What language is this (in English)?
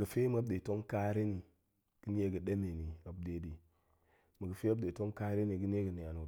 Goemai